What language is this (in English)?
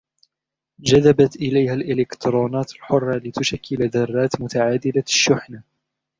Arabic